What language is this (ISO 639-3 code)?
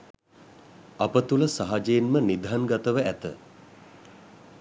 sin